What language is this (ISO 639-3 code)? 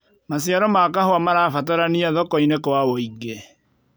kik